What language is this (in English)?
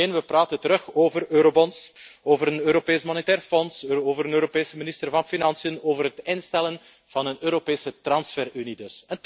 Dutch